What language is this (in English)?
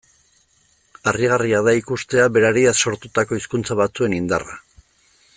Basque